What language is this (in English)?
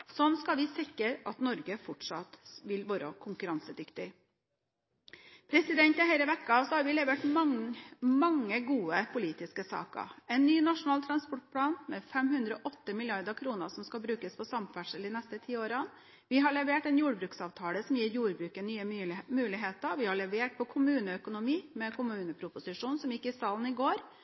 Norwegian Bokmål